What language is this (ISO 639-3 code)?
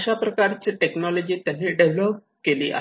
mar